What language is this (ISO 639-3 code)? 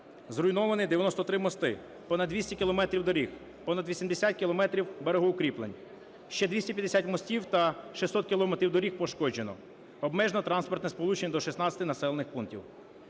ukr